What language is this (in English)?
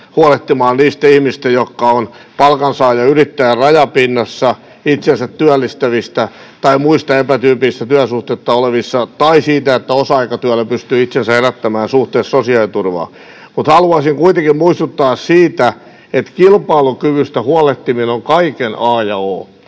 Finnish